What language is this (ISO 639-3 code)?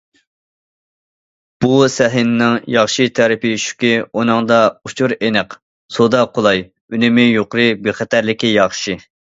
uig